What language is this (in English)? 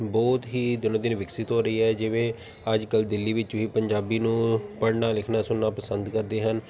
Punjabi